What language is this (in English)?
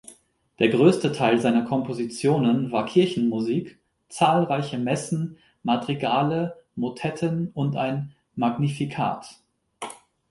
German